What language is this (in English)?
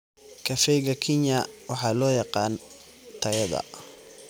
Somali